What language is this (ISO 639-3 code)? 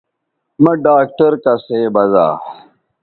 btv